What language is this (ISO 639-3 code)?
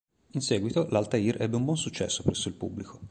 ita